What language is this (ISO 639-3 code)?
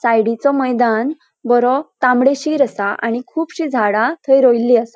kok